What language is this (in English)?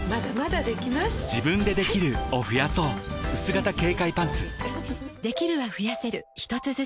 Japanese